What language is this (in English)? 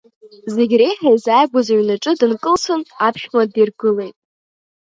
Abkhazian